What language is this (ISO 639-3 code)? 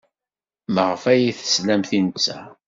kab